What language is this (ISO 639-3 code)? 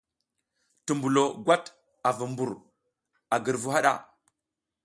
giz